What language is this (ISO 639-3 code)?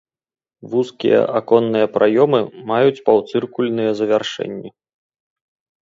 bel